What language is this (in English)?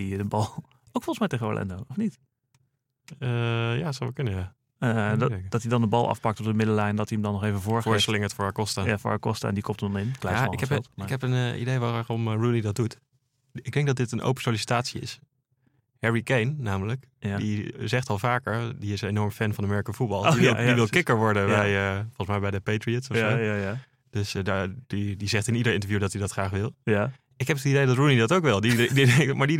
Dutch